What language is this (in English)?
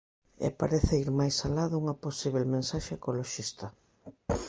Galician